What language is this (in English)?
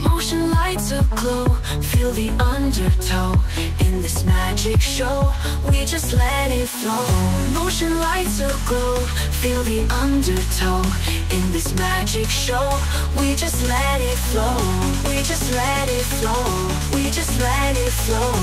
English